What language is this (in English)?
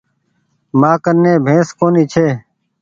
Goaria